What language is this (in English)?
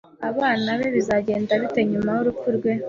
Kinyarwanda